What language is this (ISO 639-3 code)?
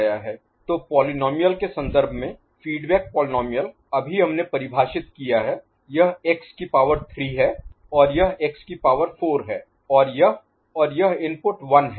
hin